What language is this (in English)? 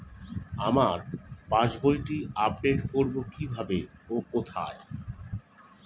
Bangla